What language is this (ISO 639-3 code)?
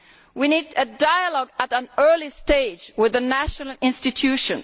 eng